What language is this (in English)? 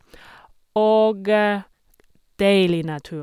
Norwegian